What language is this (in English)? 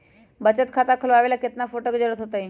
Magahi